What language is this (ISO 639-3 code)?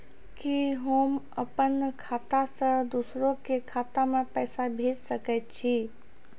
mai